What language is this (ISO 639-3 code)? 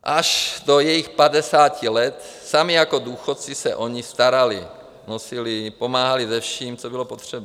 ces